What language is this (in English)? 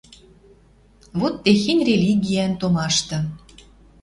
Western Mari